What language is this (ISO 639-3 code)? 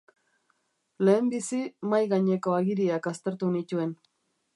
eus